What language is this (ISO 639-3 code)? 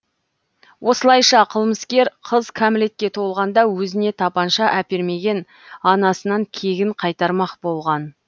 kaz